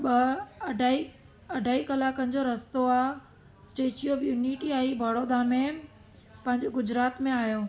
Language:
Sindhi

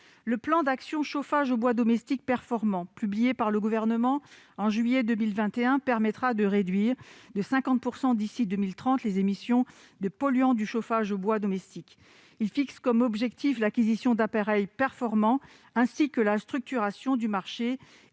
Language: French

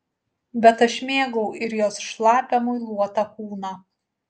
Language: Lithuanian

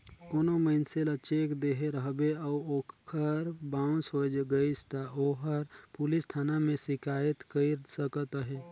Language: Chhattisgarhi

